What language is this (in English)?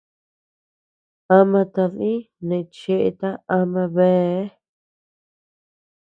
Tepeuxila Cuicatec